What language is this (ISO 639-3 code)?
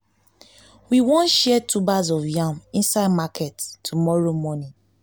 pcm